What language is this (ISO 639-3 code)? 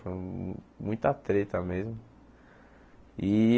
por